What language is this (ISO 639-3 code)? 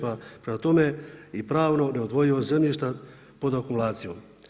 hrv